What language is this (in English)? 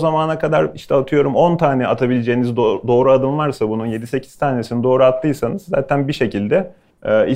Turkish